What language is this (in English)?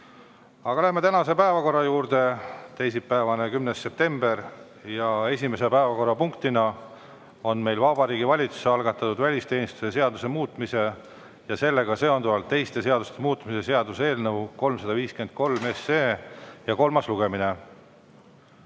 Estonian